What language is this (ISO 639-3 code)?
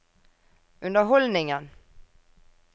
nor